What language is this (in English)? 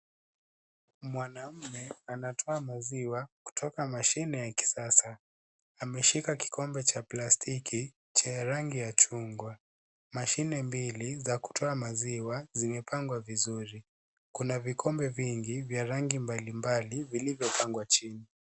Swahili